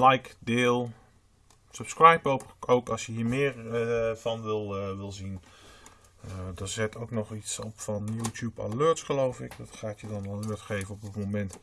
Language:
Dutch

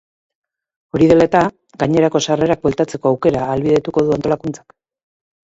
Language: Basque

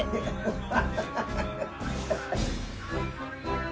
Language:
Japanese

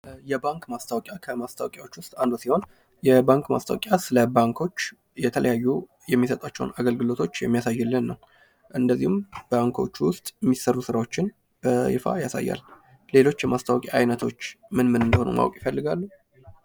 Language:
Amharic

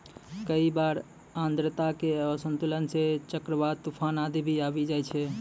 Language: Maithili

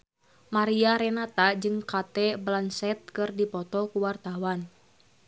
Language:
Sundanese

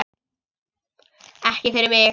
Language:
Icelandic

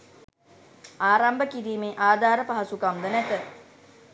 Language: Sinhala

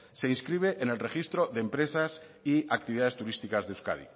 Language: Spanish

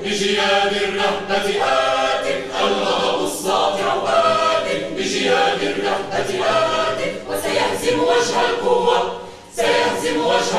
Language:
Arabic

